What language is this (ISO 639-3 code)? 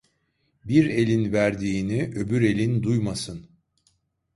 tur